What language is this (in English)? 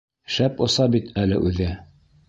Bashkir